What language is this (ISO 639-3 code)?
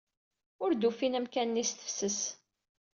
kab